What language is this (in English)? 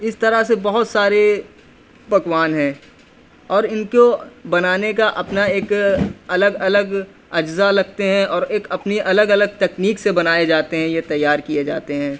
Urdu